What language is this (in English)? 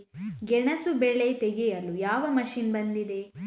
Kannada